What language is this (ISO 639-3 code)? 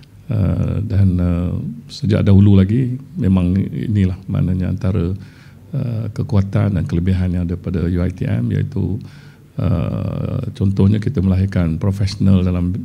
msa